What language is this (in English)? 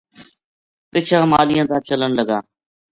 Gujari